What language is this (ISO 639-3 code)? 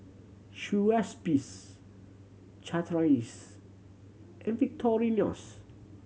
eng